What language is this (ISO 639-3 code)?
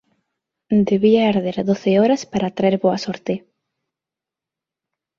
glg